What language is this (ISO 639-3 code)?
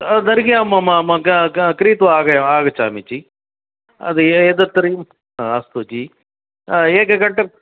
san